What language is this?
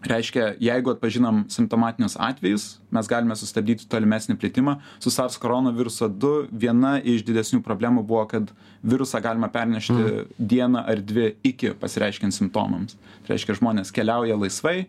Lithuanian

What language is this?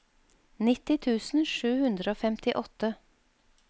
Norwegian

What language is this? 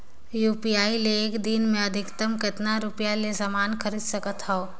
Chhattisgarhi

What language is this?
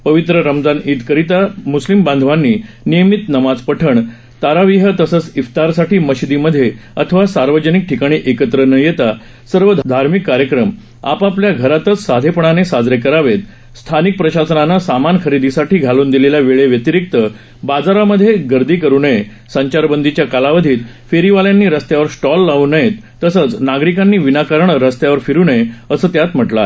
Marathi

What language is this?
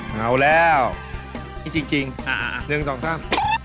Thai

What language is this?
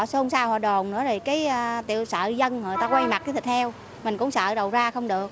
Vietnamese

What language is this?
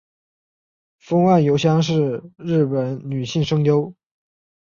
Chinese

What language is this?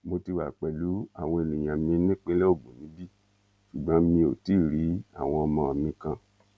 Yoruba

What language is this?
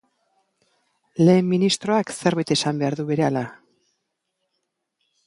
Basque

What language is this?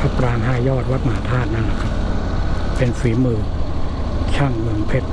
Thai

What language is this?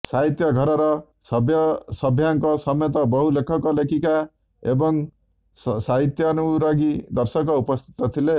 Odia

